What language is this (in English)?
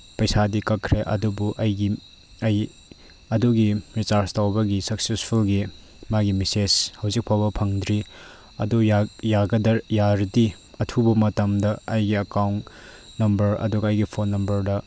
Manipuri